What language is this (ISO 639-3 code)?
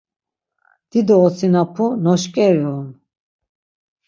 lzz